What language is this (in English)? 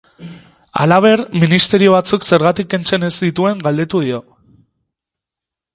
Basque